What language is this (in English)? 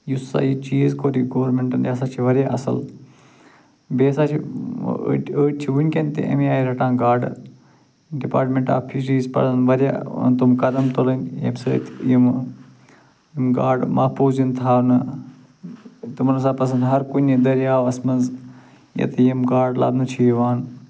Kashmiri